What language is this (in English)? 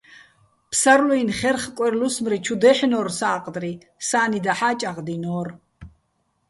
Bats